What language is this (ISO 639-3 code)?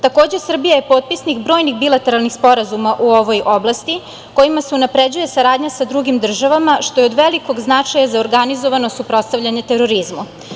srp